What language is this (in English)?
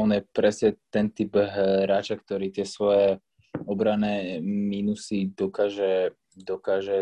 Slovak